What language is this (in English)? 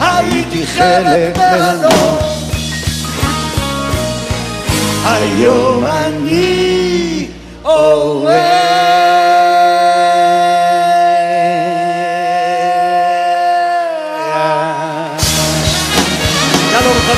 Hebrew